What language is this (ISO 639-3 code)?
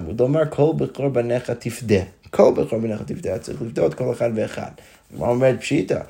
heb